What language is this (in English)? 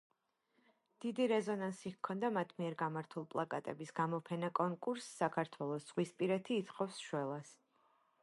Georgian